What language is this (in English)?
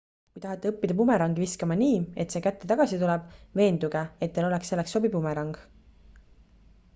Estonian